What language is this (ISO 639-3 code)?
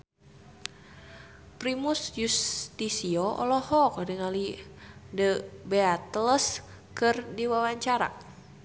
sun